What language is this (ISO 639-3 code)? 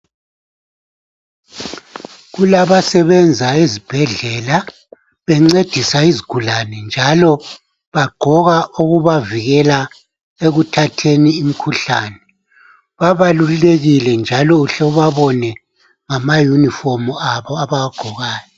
nde